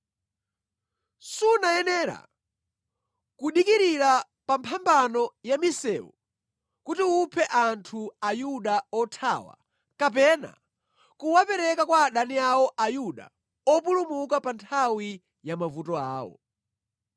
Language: Nyanja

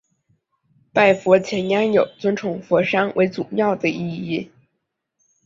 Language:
Chinese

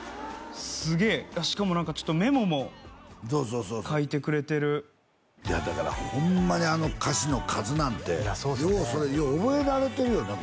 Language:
Japanese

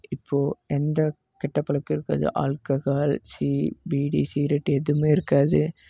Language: Tamil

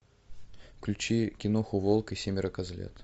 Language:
Russian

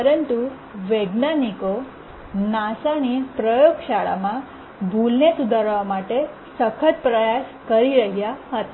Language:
Gujarati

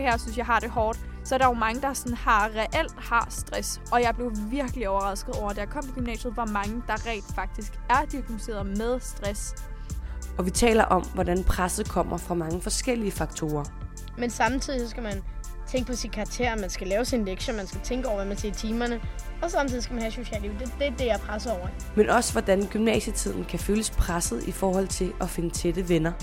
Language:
Danish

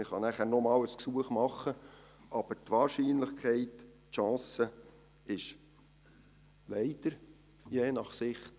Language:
Swiss German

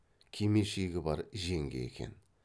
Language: Kazakh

